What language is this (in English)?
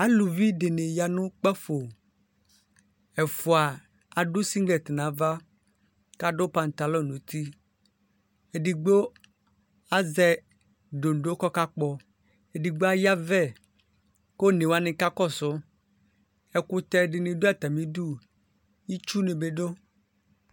Ikposo